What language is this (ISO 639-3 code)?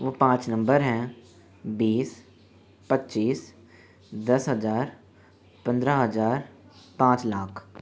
hin